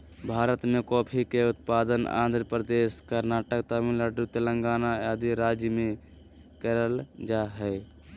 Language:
Magahi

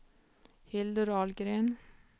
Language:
Swedish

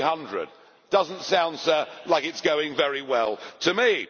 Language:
English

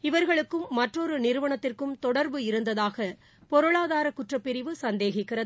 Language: Tamil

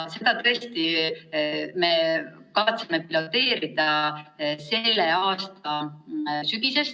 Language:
Estonian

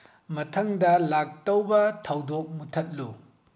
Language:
Manipuri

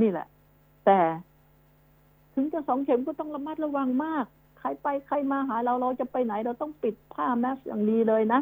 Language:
Thai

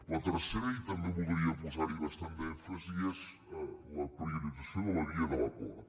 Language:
Catalan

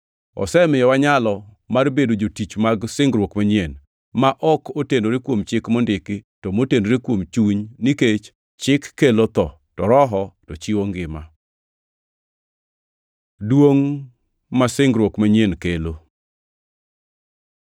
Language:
Luo (Kenya and Tanzania)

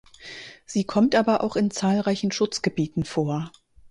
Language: German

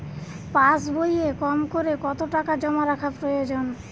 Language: Bangla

